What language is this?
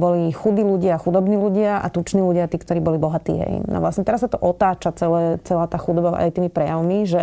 Slovak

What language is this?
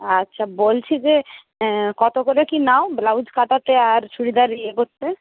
Bangla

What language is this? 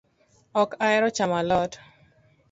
Luo (Kenya and Tanzania)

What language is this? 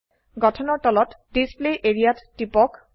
Assamese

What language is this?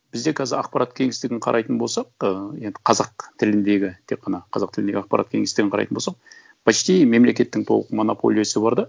Kazakh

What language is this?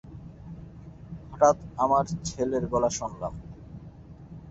Bangla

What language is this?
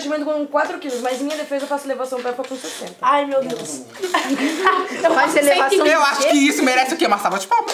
Portuguese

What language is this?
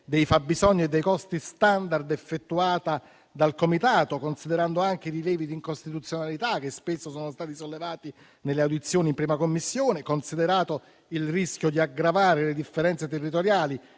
Italian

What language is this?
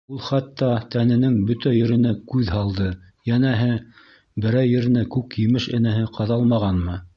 Bashkir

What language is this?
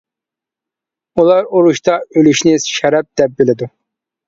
Uyghur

